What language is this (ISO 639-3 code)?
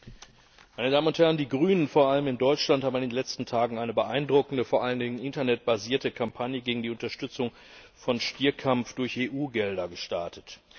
deu